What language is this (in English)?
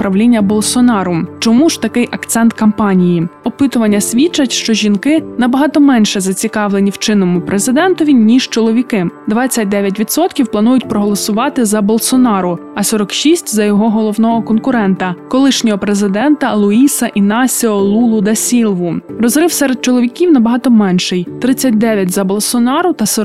Ukrainian